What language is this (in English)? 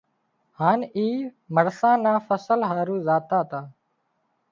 Wadiyara Koli